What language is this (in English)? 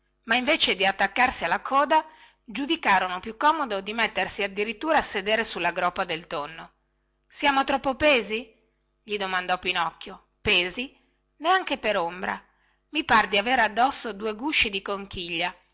Italian